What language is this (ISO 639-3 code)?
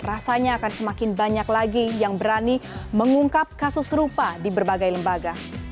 ind